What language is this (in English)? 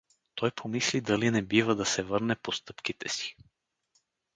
Bulgarian